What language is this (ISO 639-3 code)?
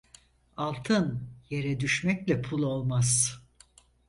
tur